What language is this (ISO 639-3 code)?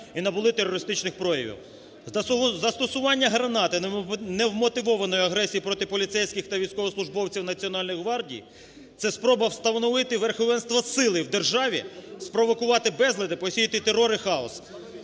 ukr